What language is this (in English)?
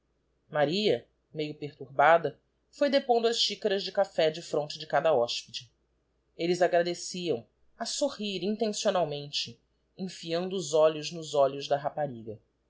Portuguese